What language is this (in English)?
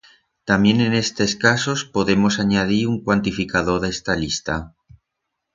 Aragonese